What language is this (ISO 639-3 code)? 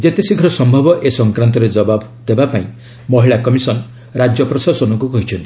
ori